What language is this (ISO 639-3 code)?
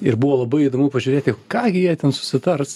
lit